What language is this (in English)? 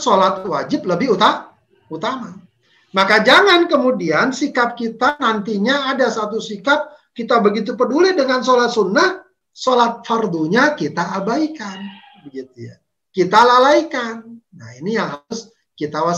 Indonesian